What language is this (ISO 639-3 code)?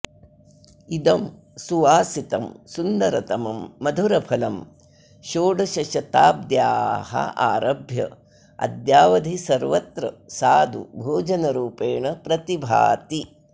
san